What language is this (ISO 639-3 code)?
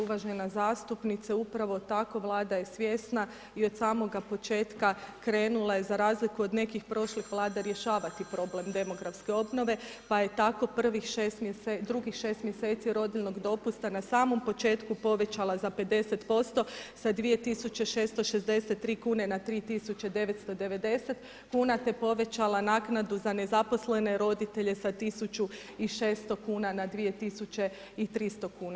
hrv